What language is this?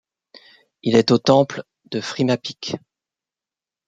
French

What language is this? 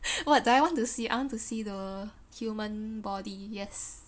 English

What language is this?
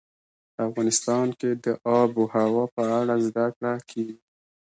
Pashto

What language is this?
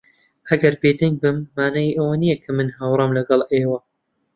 Central Kurdish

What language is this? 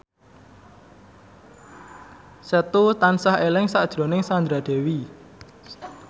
Javanese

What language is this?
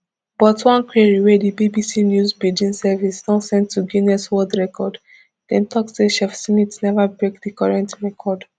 Nigerian Pidgin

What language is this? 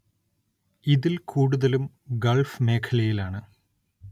Malayalam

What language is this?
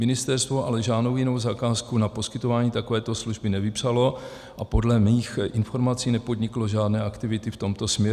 Czech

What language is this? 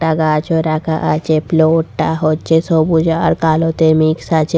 Bangla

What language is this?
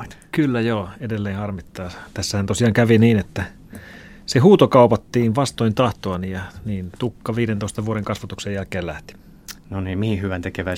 Finnish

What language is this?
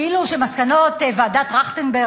Hebrew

